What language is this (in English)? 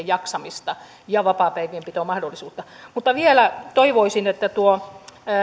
Finnish